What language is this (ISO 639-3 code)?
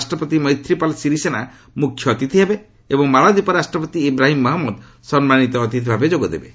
ori